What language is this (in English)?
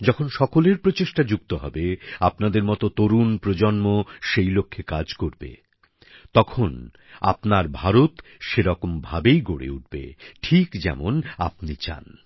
Bangla